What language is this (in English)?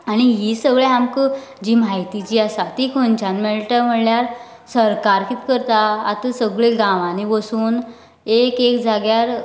Konkani